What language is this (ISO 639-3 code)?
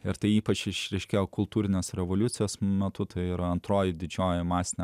lit